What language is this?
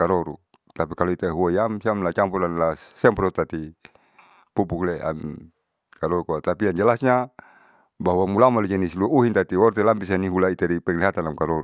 Saleman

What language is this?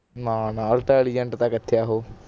Punjabi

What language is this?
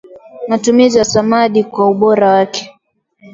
Swahili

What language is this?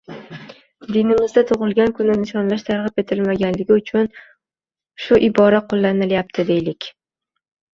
Uzbek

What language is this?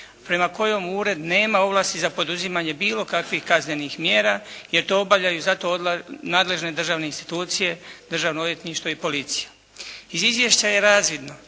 Croatian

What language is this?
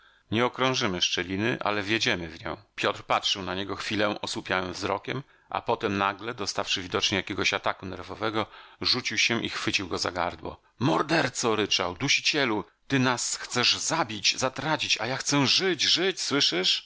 Polish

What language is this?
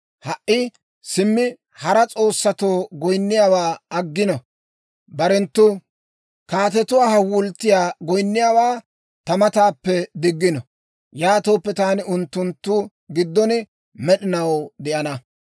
Dawro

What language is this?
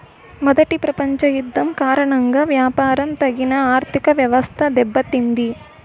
Telugu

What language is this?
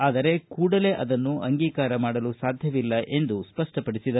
Kannada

